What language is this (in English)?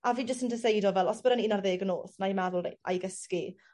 Welsh